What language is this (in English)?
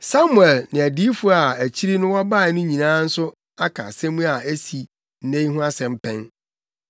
Akan